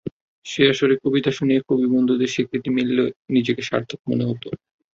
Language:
Bangla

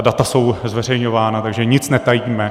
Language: Czech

